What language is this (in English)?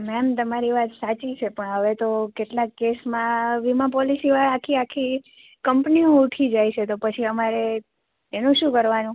Gujarati